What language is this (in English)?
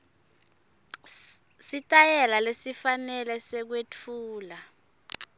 Swati